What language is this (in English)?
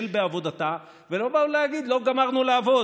Hebrew